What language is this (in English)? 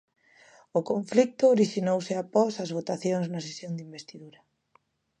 Galician